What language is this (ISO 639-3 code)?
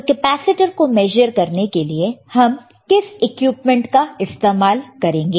hin